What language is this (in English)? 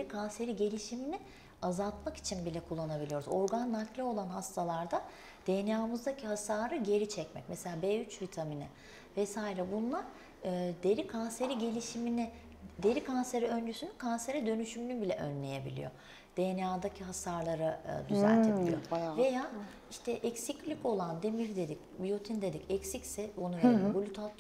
Turkish